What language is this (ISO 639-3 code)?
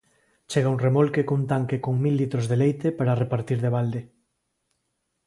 glg